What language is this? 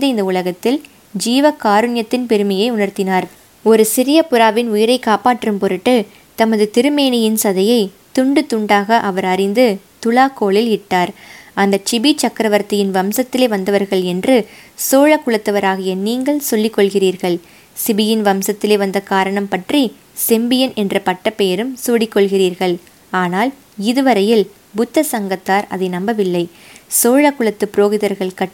Tamil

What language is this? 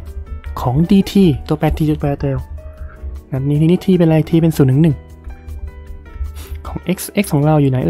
Thai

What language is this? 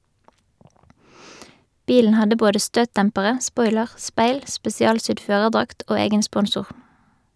Norwegian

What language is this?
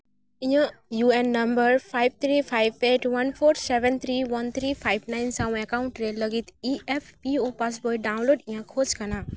Santali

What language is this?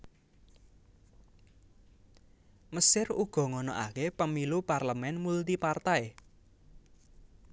Javanese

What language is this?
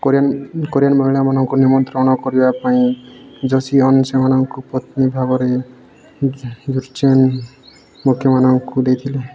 Odia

